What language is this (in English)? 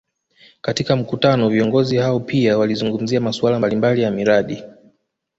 Swahili